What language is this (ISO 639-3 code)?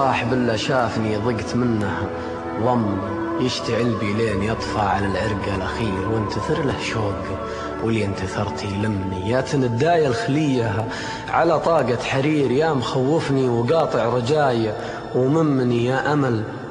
ara